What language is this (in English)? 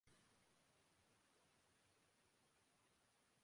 Urdu